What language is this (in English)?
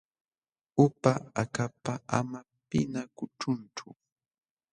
Jauja Wanca Quechua